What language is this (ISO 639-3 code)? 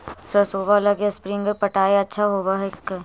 mag